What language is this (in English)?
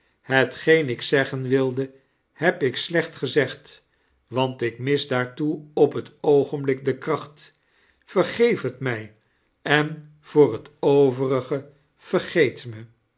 Dutch